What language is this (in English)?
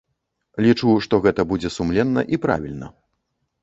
Belarusian